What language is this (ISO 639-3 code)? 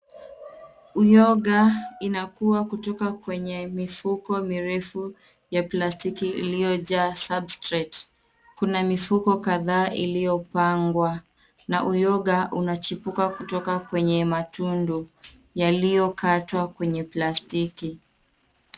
swa